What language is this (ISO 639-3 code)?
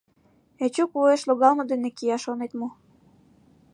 chm